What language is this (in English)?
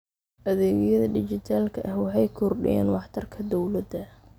Somali